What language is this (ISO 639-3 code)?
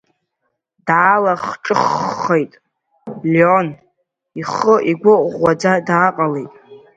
abk